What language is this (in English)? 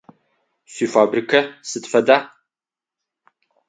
Adyghe